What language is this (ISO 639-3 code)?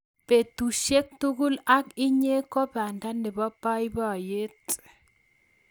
kln